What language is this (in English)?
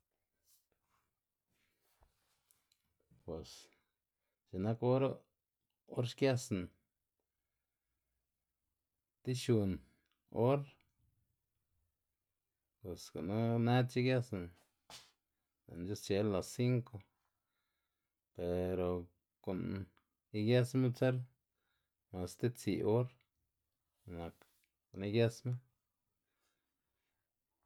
Xanaguía Zapotec